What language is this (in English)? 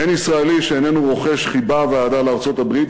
Hebrew